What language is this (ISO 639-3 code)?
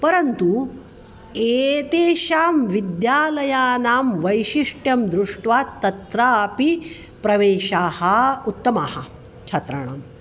san